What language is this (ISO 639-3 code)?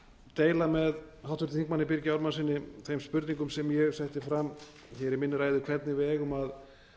isl